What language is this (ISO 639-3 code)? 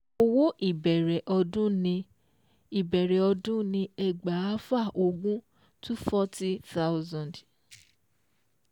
yor